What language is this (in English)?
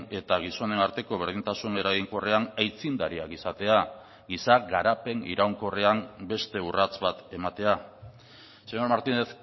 Basque